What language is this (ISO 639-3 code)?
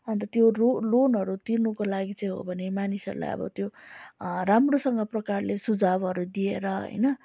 nep